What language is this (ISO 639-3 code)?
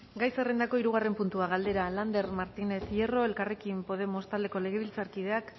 eus